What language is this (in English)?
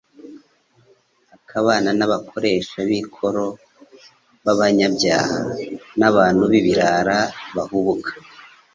Kinyarwanda